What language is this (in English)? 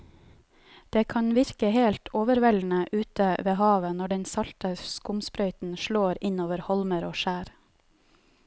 Norwegian